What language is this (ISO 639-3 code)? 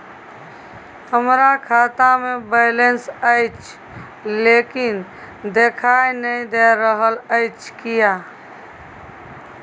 mai